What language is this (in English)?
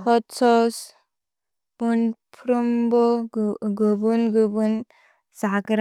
Bodo